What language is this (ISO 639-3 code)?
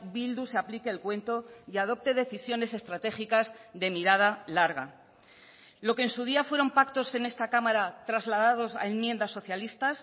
spa